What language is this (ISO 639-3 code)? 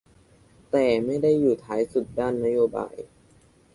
tha